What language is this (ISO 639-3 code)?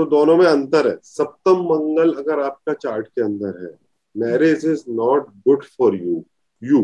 hin